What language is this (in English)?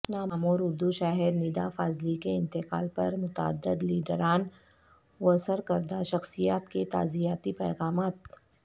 Urdu